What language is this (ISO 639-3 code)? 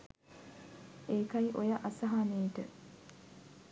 sin